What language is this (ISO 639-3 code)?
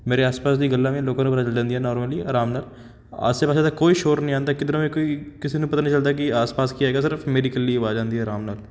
pan